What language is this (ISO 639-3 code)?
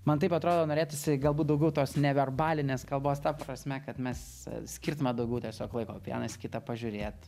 lit